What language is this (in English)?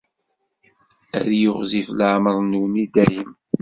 Kabyle